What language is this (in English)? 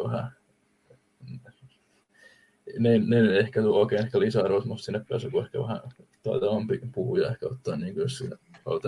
Finnish